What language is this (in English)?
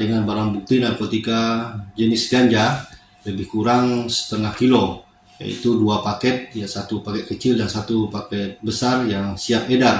Indonesian